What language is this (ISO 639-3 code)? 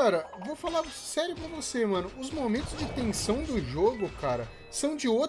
por